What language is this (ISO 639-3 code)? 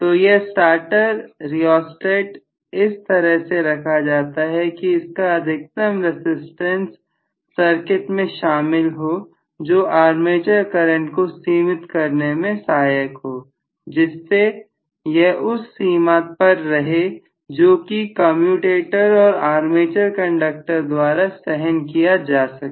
hin